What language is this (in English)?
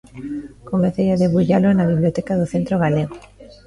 Galician